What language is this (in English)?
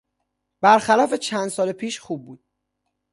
Persian